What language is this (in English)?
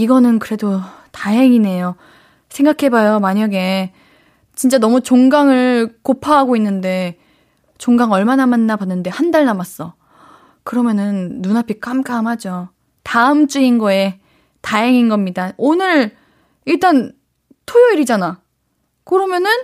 Korean